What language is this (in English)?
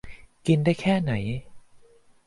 Thai